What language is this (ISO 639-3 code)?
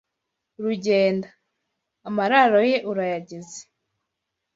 kin